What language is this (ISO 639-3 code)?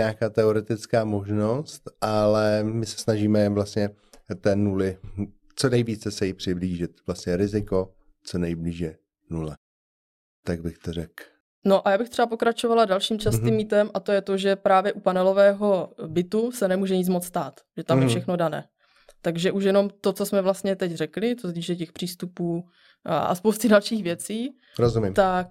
ces